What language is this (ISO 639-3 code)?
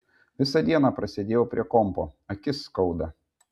lit